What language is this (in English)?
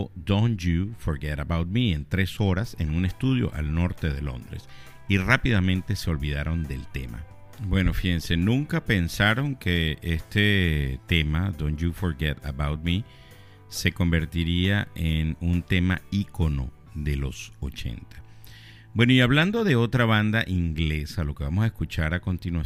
Spanish